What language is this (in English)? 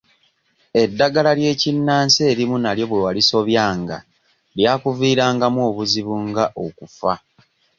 Ganda